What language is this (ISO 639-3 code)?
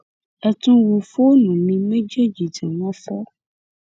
yor